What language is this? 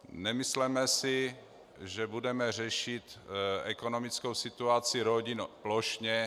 Czech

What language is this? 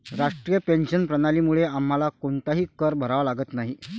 Marathi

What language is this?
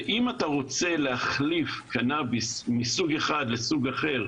Hebrew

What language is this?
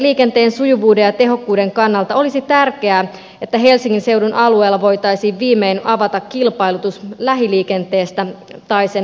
Finnish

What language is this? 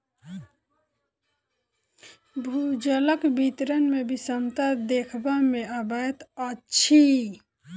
Maithili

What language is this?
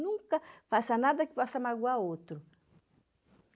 Portuguese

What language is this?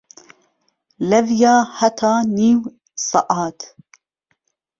Central Kurdish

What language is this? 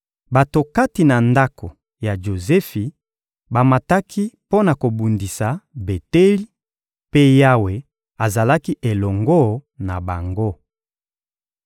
Lingala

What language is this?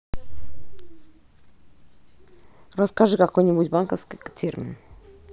Russian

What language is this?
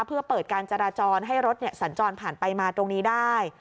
Thai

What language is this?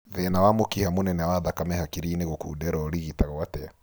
Kikuyu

